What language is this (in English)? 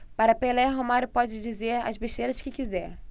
Portuguese